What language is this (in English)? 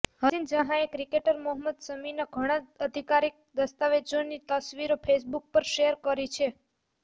Gujarati